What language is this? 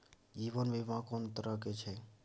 Maithili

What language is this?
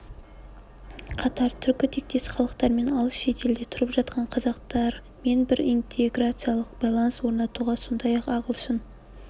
Kazakh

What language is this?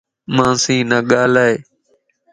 Lasi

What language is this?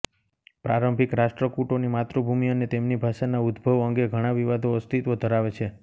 Gujarati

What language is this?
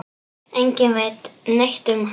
Icelandic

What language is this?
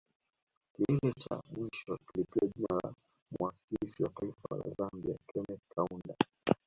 Swahili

